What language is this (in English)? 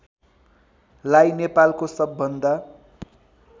Nepali